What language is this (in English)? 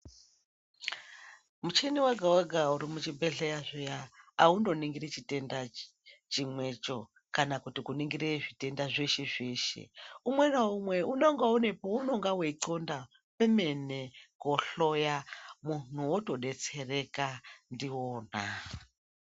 Ndau